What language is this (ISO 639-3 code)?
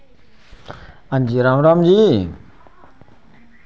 doi